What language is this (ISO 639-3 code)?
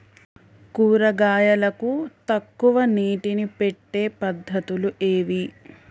tel